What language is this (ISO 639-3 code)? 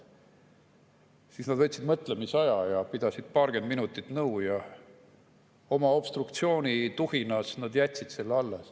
est